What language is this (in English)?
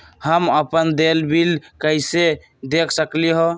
Magahi